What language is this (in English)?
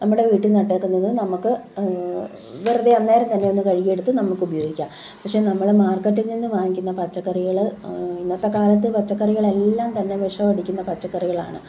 Malayalam